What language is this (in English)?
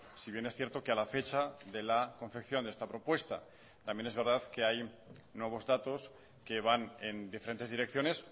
Spanish